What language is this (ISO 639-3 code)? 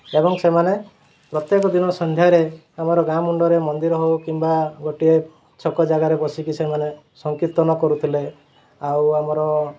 ori